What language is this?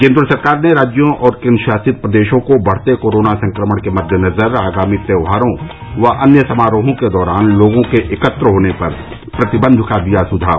Hindi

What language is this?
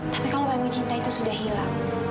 Indonesian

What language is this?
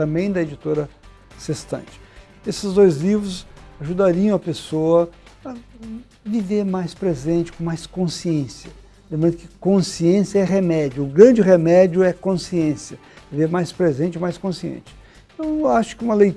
Portuguese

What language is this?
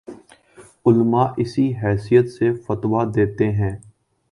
Urdu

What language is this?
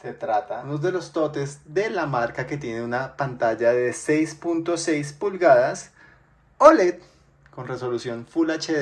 Spanish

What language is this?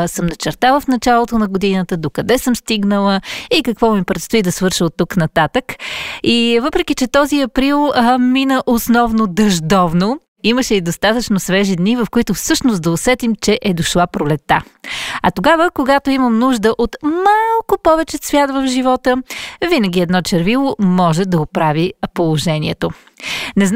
Bulgarian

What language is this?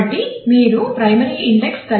Telugu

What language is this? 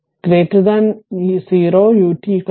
Malayalam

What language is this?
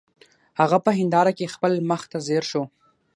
Pashto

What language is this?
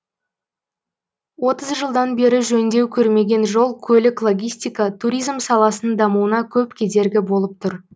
Kazakh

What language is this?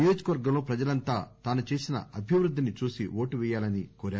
Telugu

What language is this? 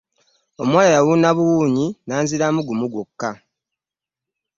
Ganda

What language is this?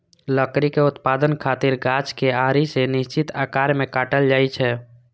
Maithili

